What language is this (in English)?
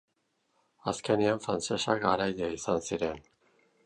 Basque